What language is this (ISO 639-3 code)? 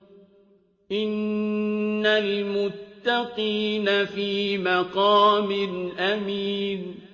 ara